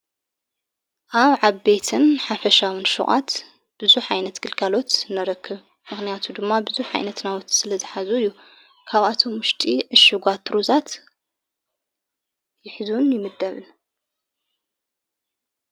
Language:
Tigrinya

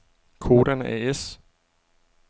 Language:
Danish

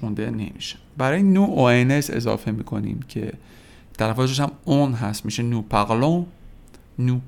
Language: Persian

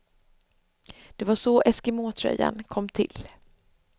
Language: Swedish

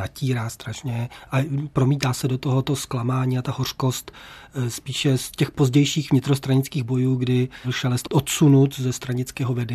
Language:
Czech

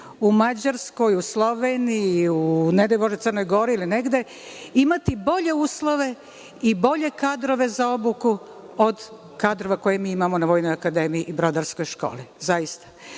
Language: Serbian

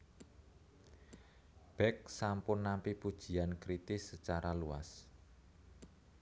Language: Javanese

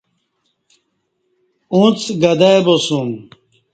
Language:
Kati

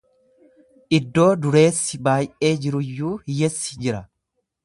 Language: Oromo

